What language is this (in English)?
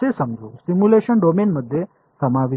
Marathi